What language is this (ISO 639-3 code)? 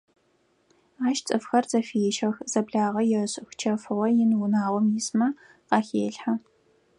ady